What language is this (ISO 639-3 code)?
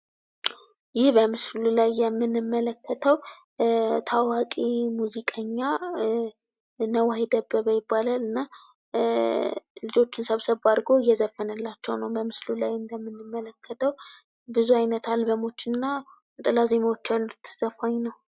amh